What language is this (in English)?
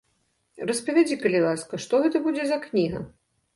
Belarusian